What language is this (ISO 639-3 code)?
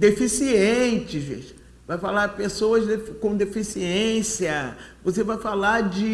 por